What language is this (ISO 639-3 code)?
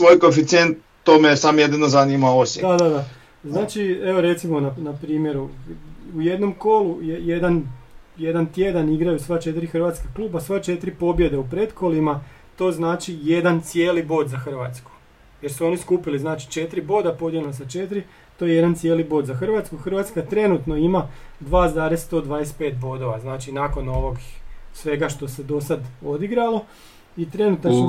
hrv